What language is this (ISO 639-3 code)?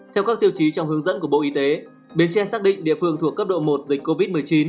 vie